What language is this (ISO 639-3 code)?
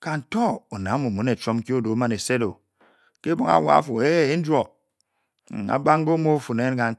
bky